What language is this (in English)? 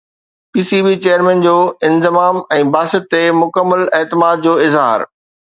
Sindhi